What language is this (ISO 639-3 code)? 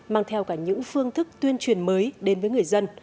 vie